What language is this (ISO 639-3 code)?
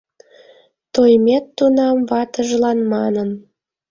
chm